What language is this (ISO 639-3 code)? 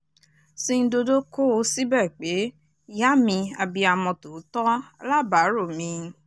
yor